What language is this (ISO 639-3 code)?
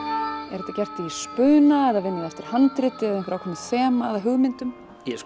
isl